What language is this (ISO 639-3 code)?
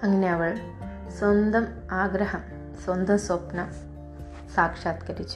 mal